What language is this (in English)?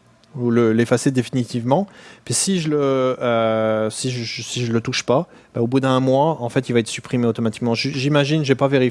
French